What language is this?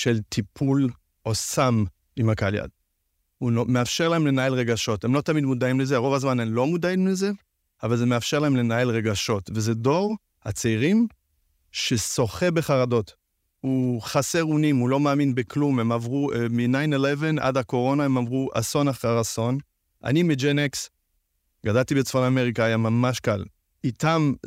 Hebrew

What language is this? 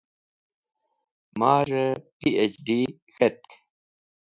Wakhi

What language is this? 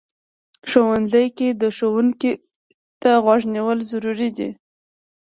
Pashto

